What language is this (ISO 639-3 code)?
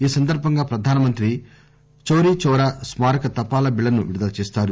tel